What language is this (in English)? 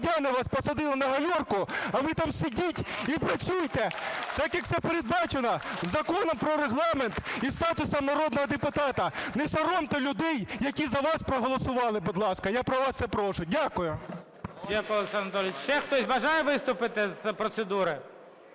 Ukrainian